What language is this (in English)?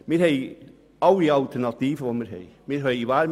Swiss German